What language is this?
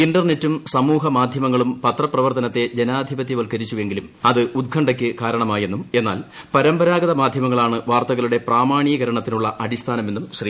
Malayalam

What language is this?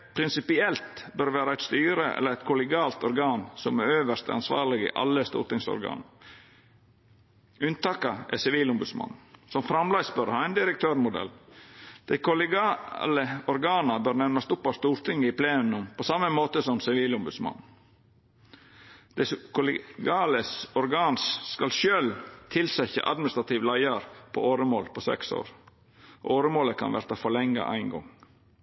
Norwegian Nynorsk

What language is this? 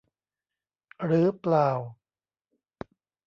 Thai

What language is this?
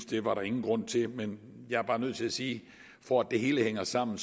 Danish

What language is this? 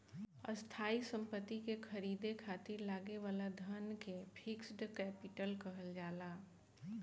Bhojpuri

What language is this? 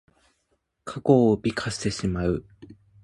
Japanese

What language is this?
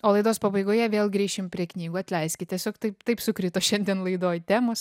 Lithuanian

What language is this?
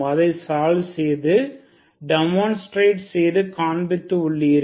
Tamil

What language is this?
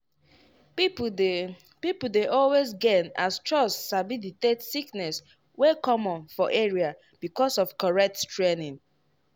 Nigerian Pidgin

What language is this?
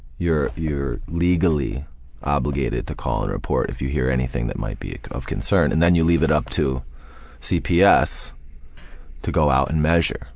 English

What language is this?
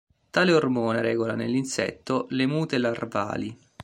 Italian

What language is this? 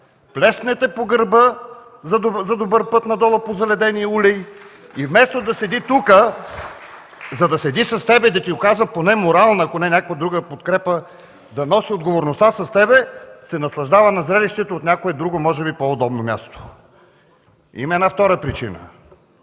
Bulgarian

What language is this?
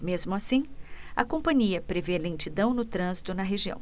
Portuguese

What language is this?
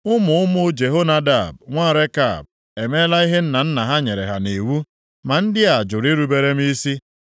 Igbo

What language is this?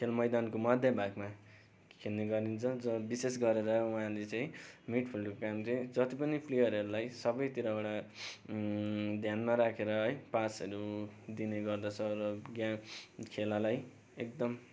Nepali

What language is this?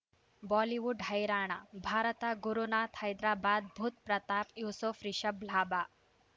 Kannada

